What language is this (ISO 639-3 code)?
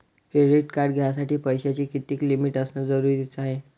mar